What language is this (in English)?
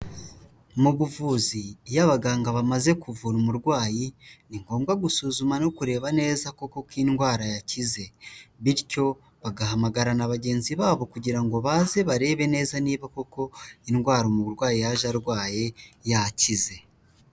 Kinyarwanda